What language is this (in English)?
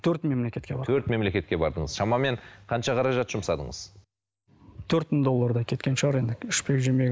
Kazakh